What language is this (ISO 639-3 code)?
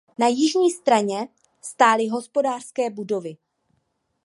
ces